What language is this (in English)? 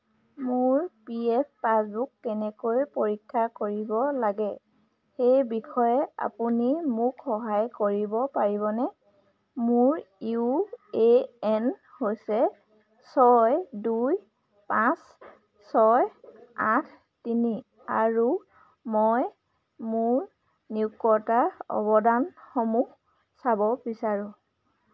Assamese